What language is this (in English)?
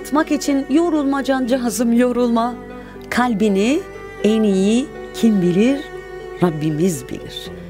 Turkish